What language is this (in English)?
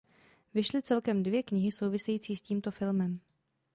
Czech